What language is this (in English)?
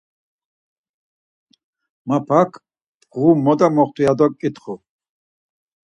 Laz